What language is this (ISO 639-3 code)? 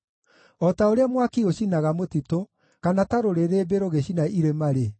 kik